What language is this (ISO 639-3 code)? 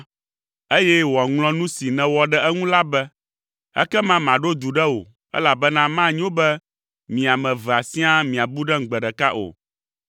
ewe